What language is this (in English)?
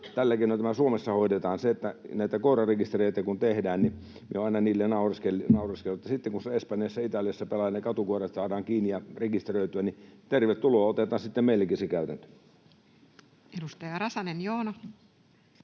Finnish